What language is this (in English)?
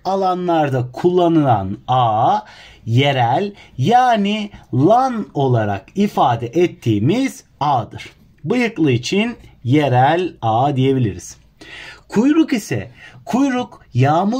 Turkish